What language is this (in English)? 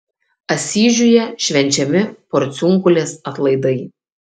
Lithuanian